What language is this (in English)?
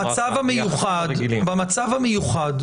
Hebrew